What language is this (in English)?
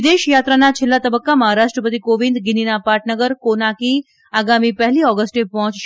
Gujarati